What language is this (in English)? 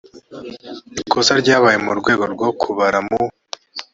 Kinyarwanda